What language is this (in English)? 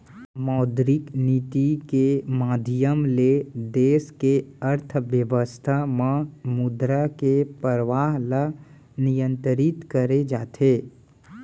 Chhattisgarhi